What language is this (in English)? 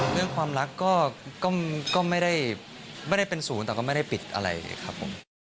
Thai